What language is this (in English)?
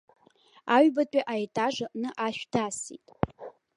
Abkhazian